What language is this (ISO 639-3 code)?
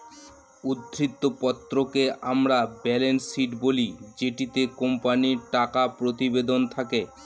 ben